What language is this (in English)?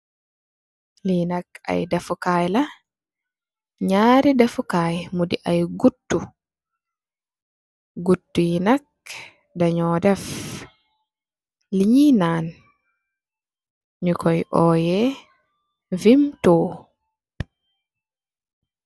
Wolof